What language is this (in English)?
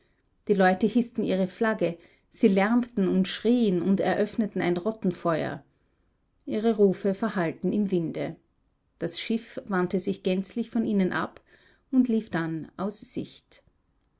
German